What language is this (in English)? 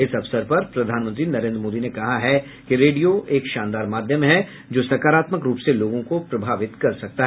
Hindi